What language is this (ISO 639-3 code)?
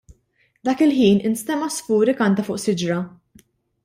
mlt